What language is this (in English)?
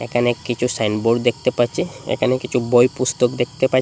Bangla